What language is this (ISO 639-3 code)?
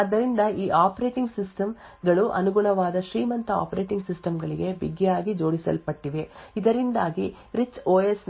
kan